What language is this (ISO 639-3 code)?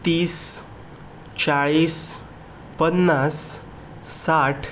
kok